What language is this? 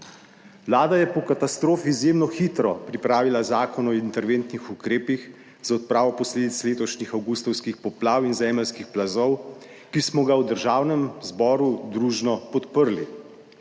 Slovenian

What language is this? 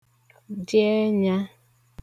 Igbo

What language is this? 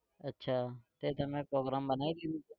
Gujarati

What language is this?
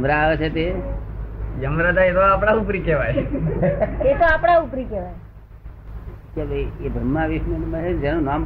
Gujarati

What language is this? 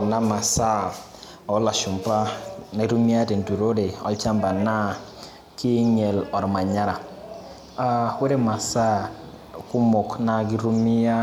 Masai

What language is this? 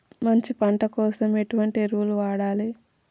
Telugu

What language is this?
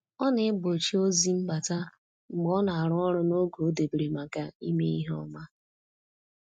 Igbo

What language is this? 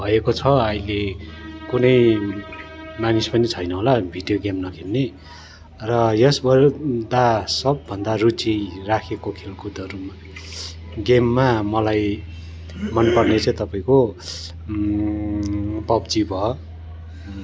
Nepali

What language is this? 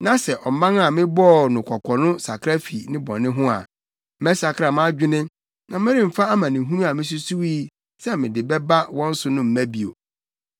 Akan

